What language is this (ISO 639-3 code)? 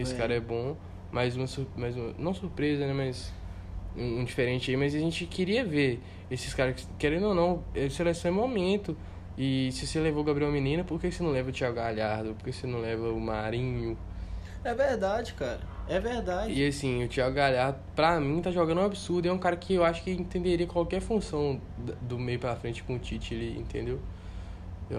por